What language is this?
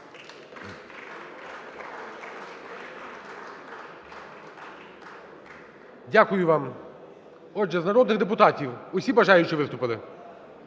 Ukrainian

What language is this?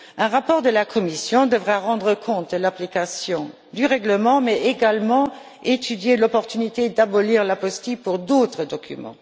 French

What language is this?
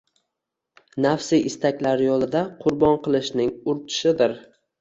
Uzbek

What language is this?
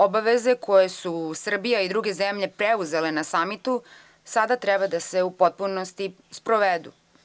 Serbian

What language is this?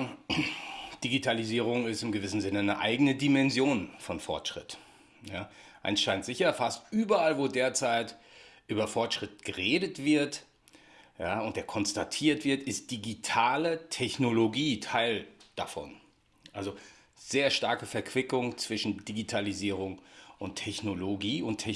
German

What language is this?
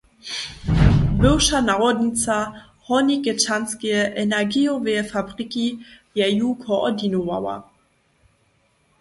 Upper Sorbian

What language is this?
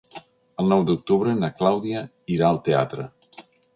Catalan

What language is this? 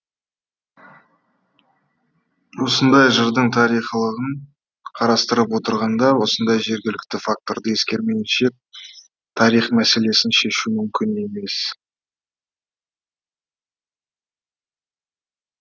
Kazakh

